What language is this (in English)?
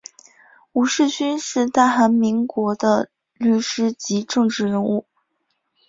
Chinese